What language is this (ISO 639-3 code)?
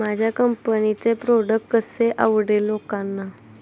mar